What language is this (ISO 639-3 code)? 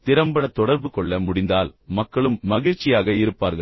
tam